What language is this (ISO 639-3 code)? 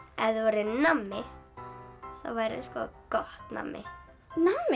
isl